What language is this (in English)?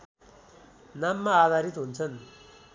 Nepali